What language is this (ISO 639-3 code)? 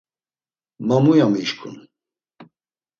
lzz